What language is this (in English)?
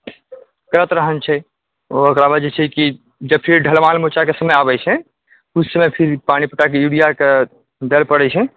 Maithili